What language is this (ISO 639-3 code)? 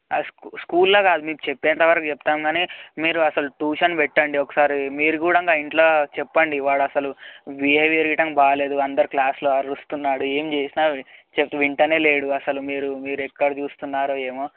tel